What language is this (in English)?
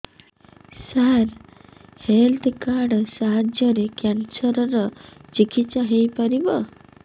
Odia